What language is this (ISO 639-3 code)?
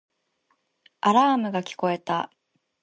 jpn